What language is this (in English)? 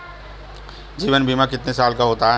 Hindi